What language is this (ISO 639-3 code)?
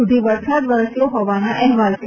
guj